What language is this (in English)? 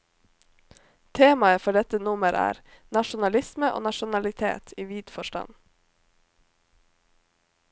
Norwegian